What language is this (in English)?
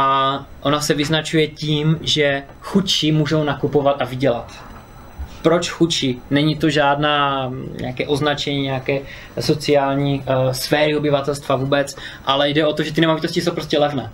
Czech